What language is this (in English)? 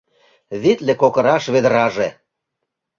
Mari